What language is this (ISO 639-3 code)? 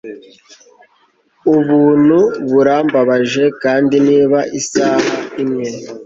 kin